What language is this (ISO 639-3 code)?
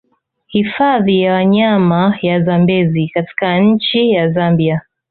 swa